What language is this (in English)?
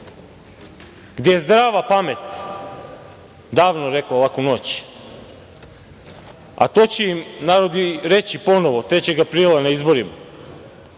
Serbian